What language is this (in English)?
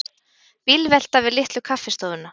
Icelandic